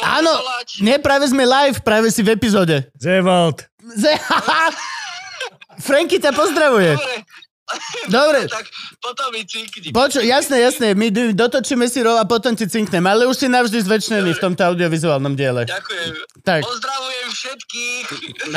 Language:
Slovak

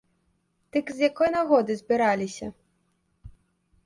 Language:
Belarusian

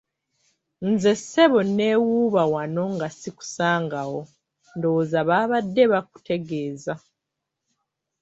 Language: Ganda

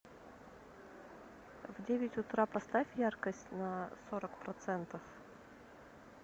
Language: Russian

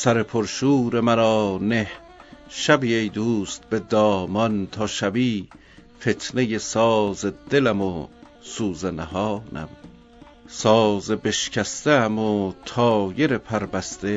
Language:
Persian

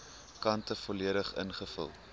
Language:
Afrikaans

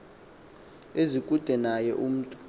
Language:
Xhosa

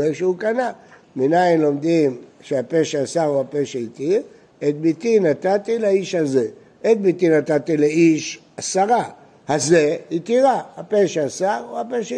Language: Hebrew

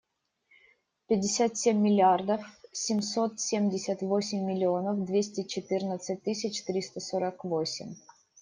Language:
Russian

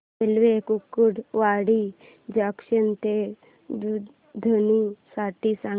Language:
Marathi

